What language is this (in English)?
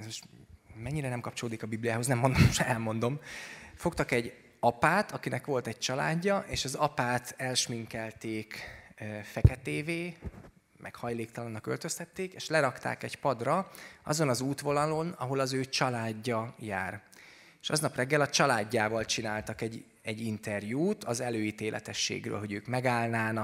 Hungarian